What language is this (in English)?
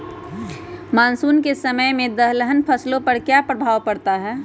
Magahi